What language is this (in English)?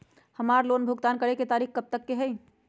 Magahi